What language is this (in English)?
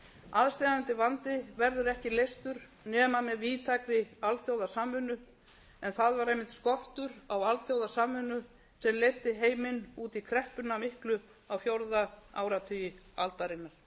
Icelandic